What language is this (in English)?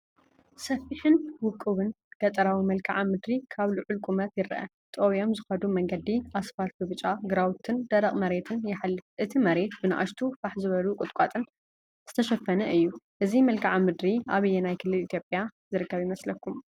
Tigrinya